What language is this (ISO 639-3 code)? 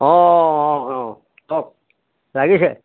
asm